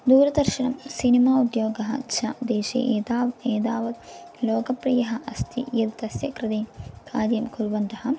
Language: Sanskrit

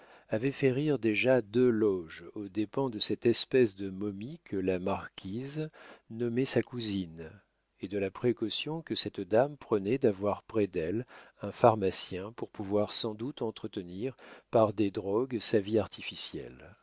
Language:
French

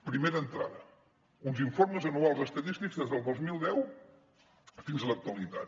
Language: Catalan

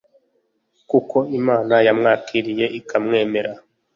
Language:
Kinyarwanda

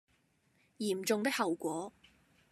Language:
Cantonese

